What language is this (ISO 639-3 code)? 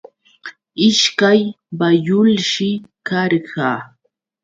qux